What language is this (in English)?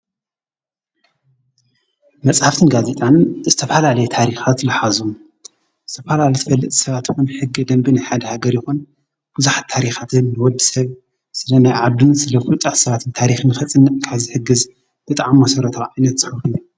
Tigrinya